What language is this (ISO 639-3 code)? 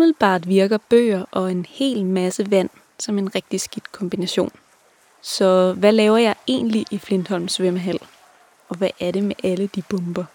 dan